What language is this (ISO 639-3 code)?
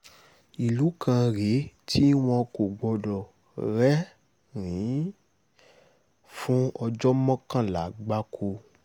yor